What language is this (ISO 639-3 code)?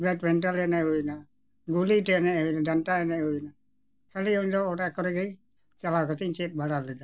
sat